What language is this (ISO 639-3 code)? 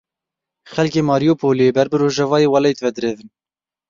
kur